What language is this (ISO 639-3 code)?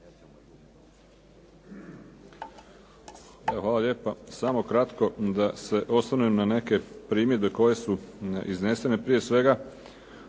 hrv